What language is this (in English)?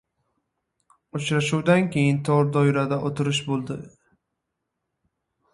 Uzbek